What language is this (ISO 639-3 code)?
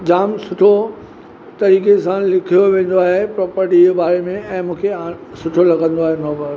snd